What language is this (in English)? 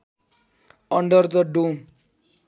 Nepali